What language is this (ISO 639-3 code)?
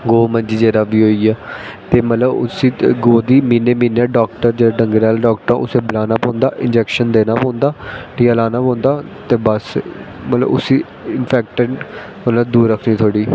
doi